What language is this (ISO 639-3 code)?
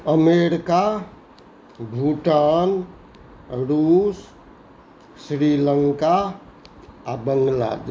mai